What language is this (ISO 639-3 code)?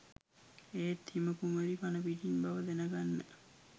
sin